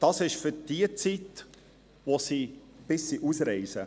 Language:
Swiss German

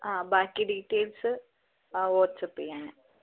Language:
Malayalam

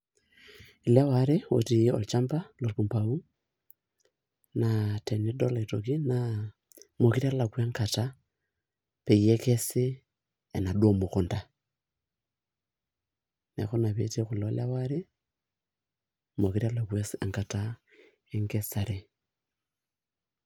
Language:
Masai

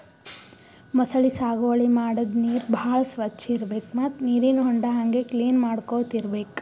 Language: Kannada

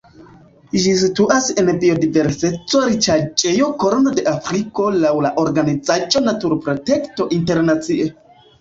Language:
Esperanto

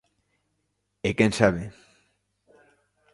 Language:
Galician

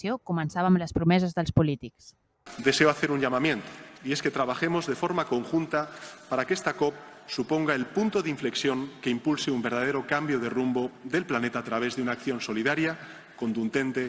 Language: Catalan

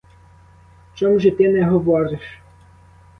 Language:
Ukrainian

